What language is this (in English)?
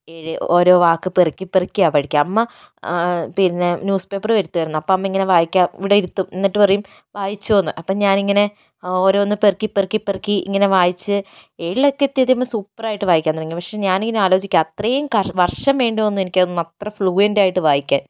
Malayalam